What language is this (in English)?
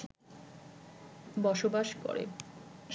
Bangla